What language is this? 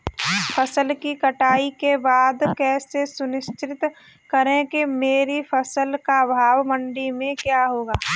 Hindi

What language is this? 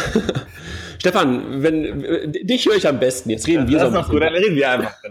German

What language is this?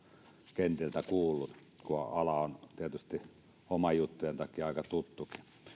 Finnish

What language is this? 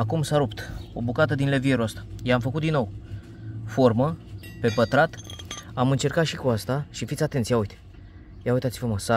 Romanian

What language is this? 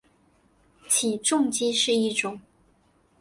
Chinese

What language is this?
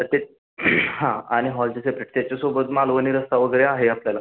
Marathi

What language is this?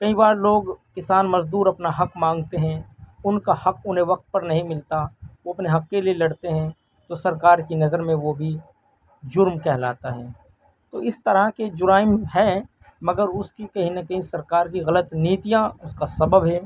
Urdu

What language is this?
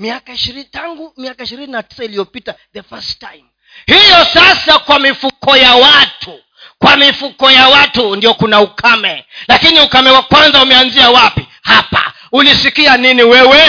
Swahili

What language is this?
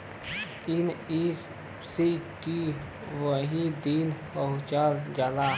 Bhojpuri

